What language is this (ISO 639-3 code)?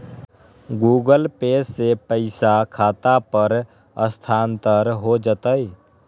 mag